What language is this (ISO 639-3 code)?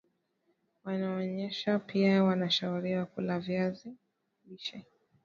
swa